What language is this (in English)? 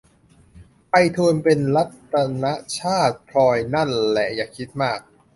Thai